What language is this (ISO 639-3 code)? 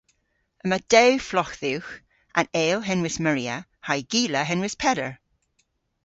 cor